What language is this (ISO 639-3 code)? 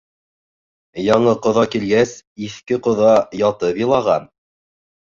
bak